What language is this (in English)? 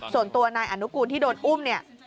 Thai